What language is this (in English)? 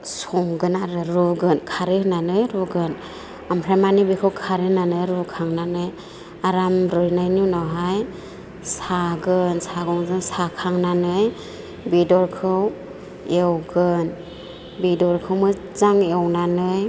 Bodo